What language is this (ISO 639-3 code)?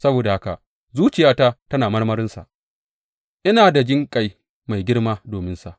hau